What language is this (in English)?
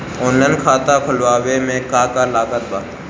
Bhojpuri